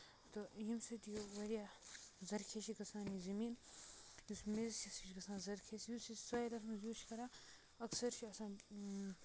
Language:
Kashmiri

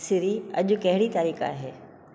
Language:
Sindhi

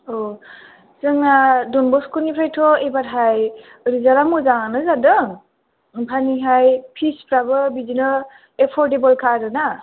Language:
Bodo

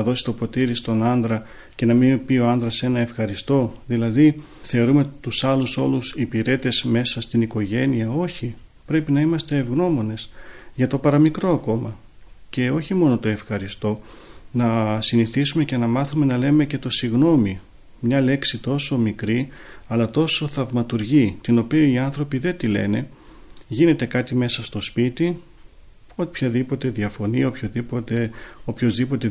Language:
Greek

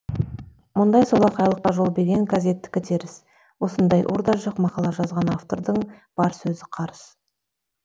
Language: Kazakh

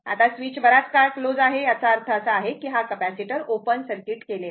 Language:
Marathi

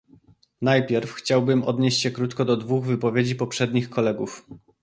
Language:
Polish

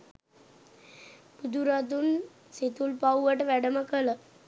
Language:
Sinhala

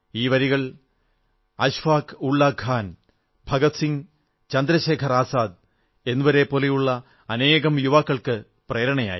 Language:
Malayalam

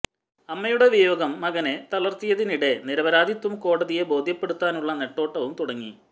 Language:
Malayalam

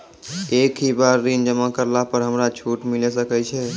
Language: Maithili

